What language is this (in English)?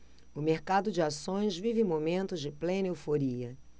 Portuguese